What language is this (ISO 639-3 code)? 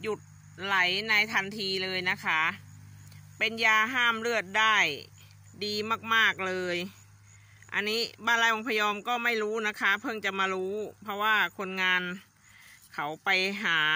tha